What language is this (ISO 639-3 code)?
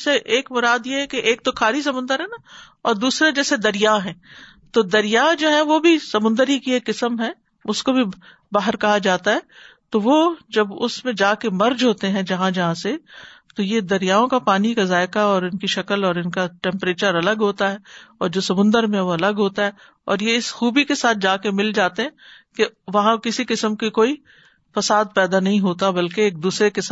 urd